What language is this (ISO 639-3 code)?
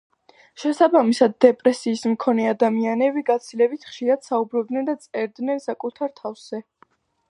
kat